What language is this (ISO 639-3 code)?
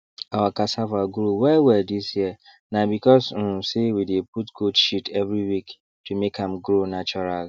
pcm